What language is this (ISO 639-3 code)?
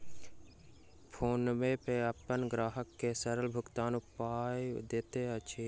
mai